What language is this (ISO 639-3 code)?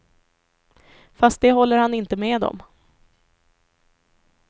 swe